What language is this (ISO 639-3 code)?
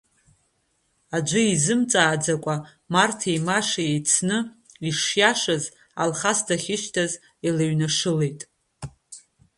abk